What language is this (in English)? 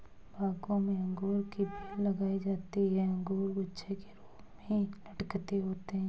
Hindi